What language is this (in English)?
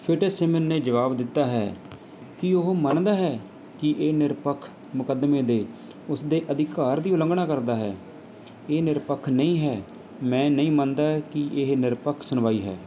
Punjabi